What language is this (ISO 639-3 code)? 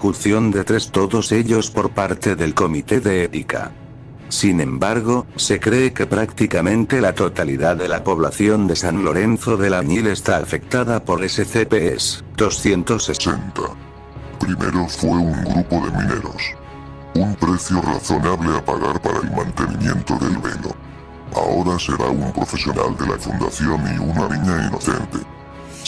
spa